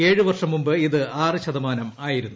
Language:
Malayalam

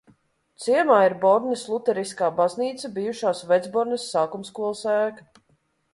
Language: Latvian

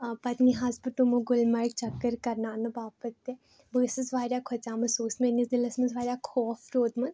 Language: Kashmiri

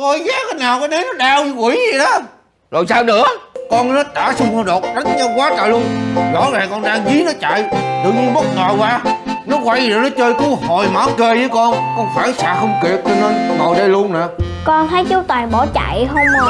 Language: Vietnamese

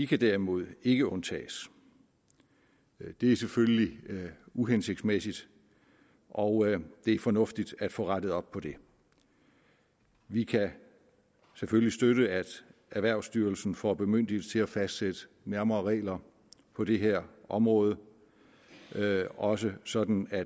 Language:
Danish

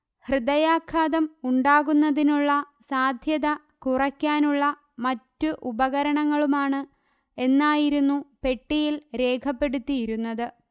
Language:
Malayalam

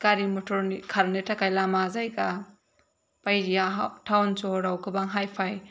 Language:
Bodo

